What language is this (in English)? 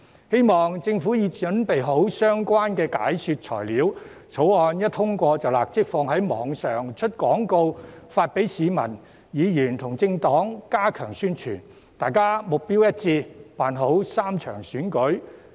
Cantonese